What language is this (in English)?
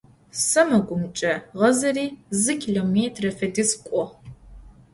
Adyghe